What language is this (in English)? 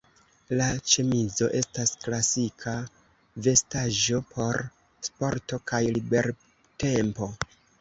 Esperanto